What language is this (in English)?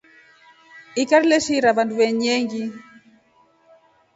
Rombo